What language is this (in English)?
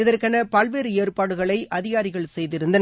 Tamil